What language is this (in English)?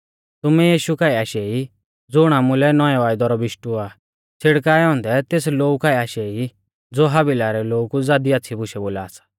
Mahasu Pahari